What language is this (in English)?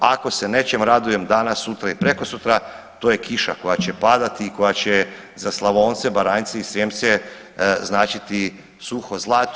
Croatian